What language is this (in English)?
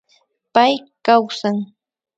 Imbabura Highland Quichua